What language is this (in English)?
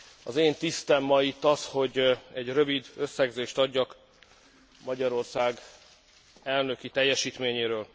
Hungarian